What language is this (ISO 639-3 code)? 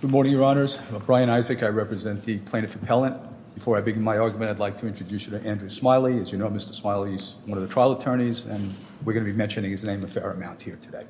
eng